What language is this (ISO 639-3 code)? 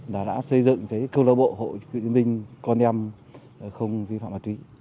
vie